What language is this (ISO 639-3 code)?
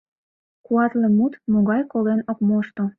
chm